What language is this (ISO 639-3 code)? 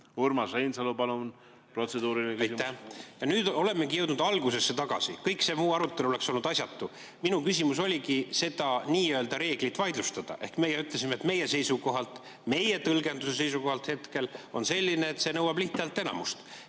est